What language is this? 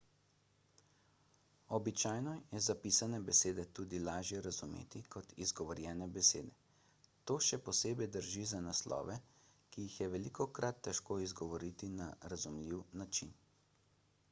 Slovenian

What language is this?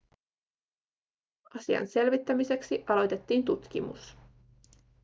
Finnish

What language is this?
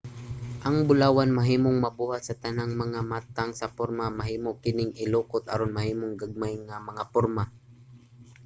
Cebuano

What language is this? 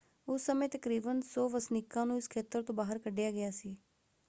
Punjabi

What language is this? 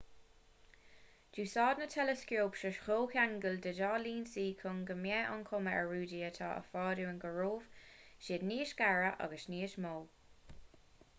Irish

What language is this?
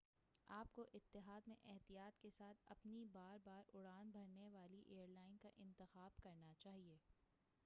Urdu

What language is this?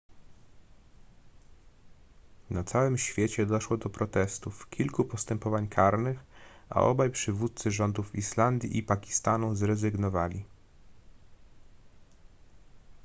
Polish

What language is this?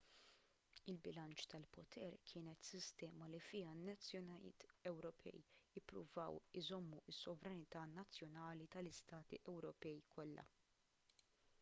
Maltese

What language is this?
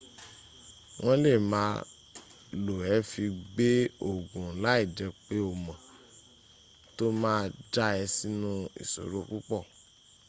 Yoruba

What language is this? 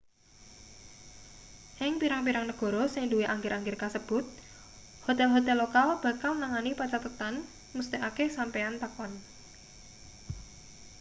Javanese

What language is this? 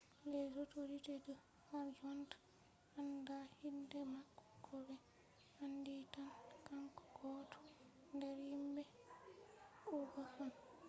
Fula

